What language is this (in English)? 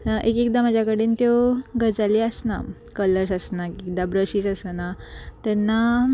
Konkani